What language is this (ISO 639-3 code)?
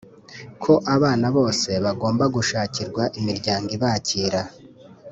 kin